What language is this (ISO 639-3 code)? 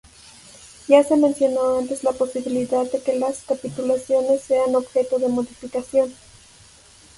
spa